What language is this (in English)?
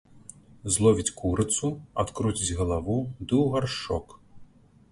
Belarusian